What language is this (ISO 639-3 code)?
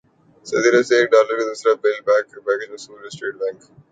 urd